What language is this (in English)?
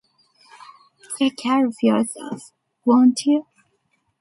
English